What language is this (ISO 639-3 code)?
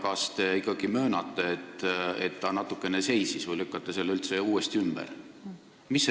est